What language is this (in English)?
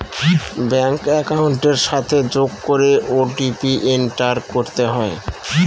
Bangla